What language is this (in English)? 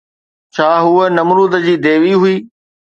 Sindhi